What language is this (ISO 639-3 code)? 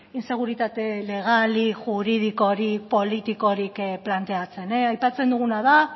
eus